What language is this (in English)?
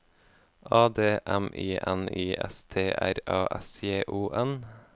Norwegian